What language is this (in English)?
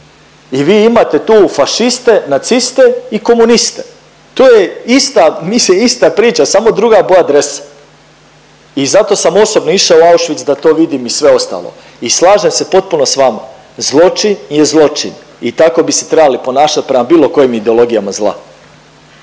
Croatian